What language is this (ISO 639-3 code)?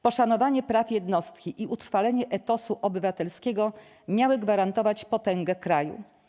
pol